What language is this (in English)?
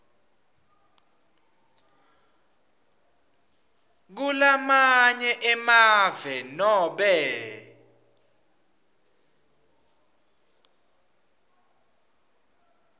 Swati